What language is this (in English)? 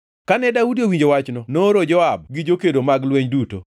Luo (Kenya and Tanzania)